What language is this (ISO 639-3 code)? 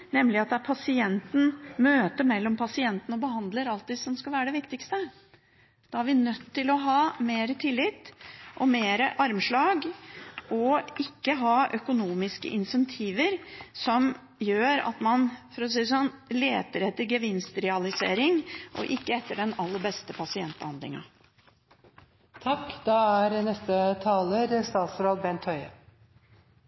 nob